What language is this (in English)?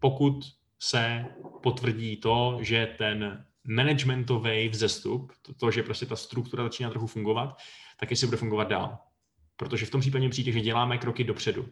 Czech